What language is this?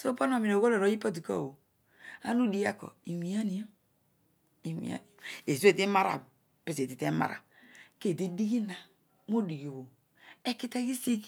Odual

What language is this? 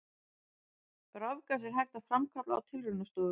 Icelandic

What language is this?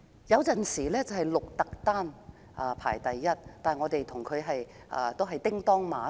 Cantonese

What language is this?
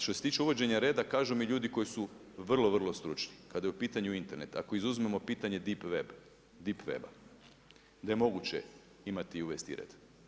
Croatian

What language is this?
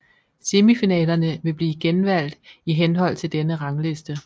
Danish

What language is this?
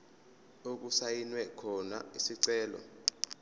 Zulu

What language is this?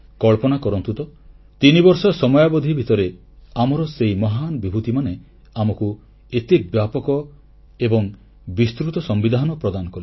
Odia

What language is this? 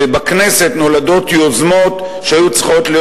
Hebrew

